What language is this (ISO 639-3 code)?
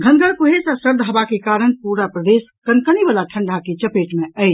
mai